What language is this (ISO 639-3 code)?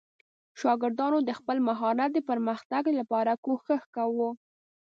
pus